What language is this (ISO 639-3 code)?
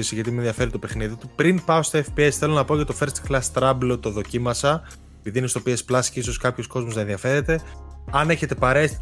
ell